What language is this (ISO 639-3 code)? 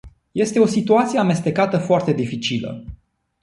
ron